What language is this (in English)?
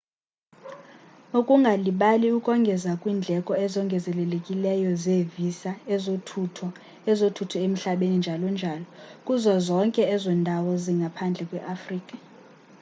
Xhosa